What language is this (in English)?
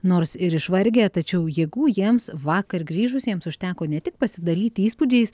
Lithuanian